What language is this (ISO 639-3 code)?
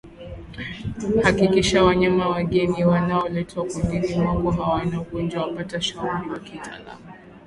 swa